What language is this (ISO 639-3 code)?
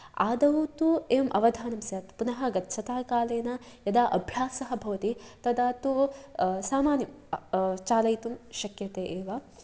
san